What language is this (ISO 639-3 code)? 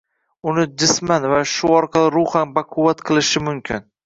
uzb